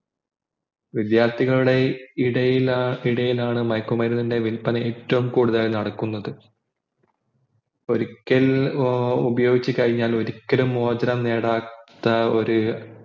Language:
Malayalam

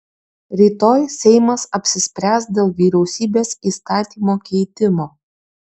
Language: Lithuanian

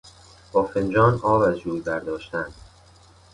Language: Persian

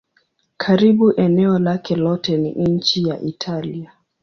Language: Swahili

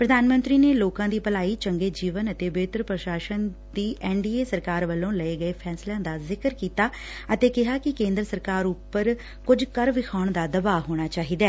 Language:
Punjabi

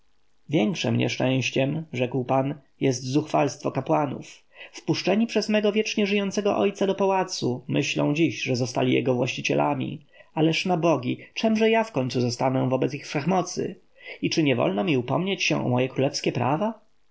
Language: Polish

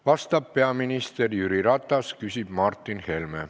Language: Estonian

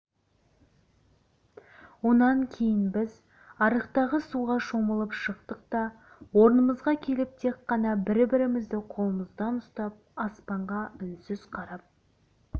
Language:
Kazakh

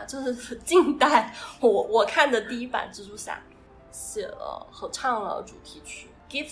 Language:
Chinese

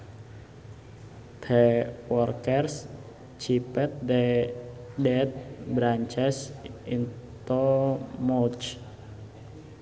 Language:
Sundanese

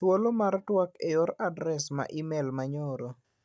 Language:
Luo (Kenya and Tanzania)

